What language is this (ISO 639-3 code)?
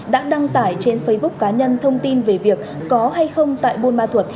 vie